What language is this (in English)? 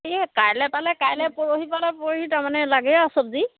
Assamese